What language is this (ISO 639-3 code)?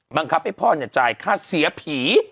tha